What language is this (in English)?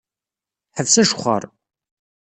Kabyle